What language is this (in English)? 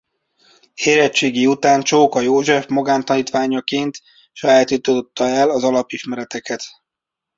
Hungarian